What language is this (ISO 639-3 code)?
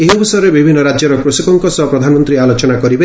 ori